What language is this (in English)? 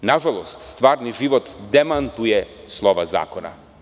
Serbian